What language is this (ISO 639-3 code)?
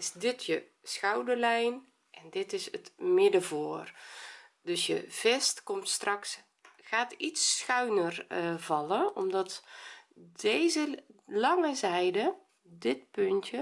nld